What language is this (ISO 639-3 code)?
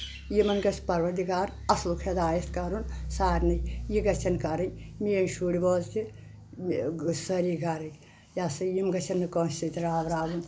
kas